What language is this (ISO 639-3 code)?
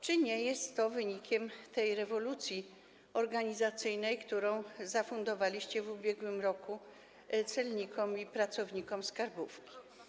pol